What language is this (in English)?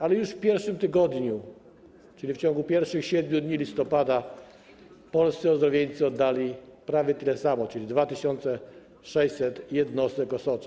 Polish